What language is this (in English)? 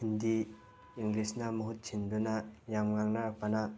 Manipuri